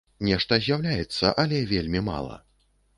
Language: Belarusian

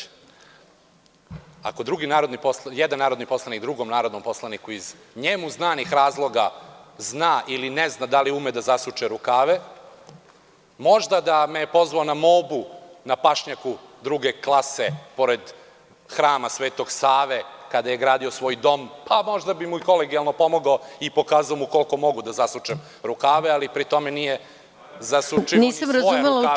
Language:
Serbian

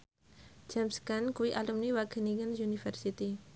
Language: Javanese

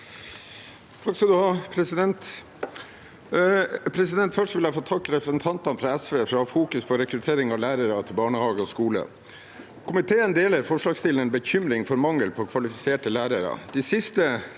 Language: Norwegian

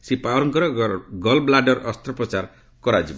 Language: Odia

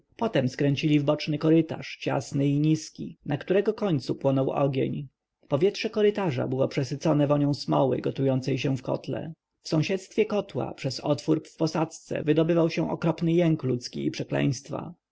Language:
Polish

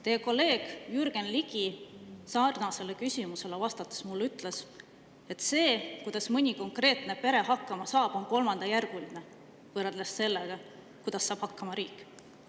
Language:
Estonian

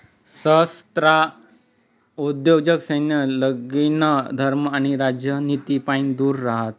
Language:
Marathi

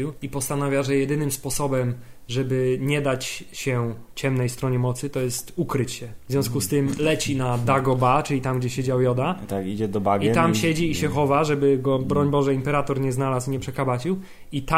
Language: Polish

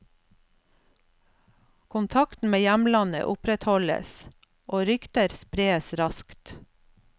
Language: Norwegian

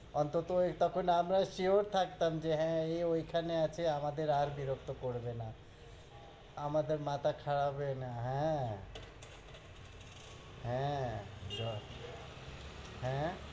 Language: Bangla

